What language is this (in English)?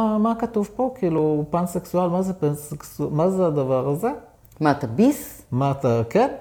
Hebrew